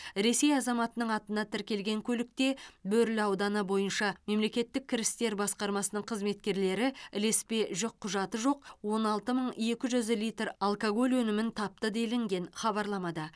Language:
Kazakh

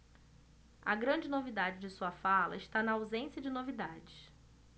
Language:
Portuguese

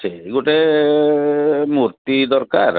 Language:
Odia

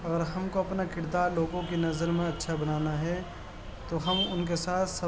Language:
Urdu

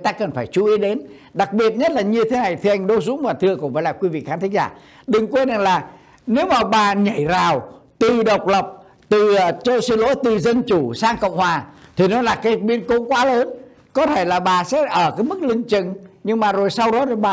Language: Vietnamese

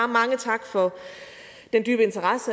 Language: Danish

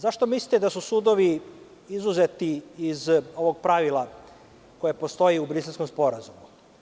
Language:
Serbian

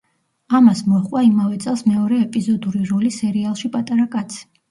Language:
Georgian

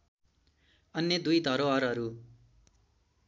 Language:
Nepali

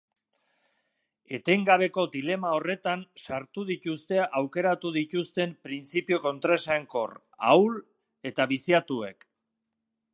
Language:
Basque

